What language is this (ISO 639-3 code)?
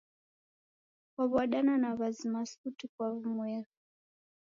dav